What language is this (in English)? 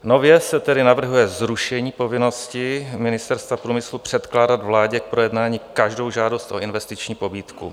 Czech